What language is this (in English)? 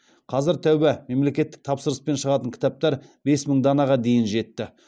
Kazakh